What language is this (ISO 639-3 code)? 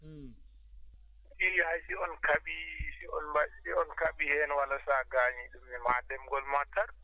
ful